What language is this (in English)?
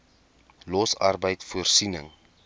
Afrikaans